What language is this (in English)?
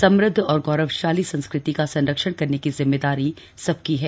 Hindi